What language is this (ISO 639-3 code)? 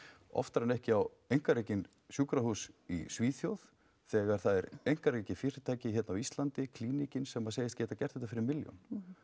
isl